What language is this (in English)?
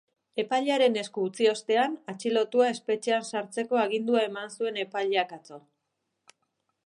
Basque